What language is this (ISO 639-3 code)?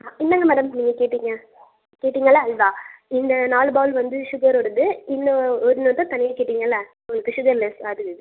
tam